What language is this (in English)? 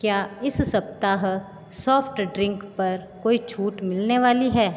Hindi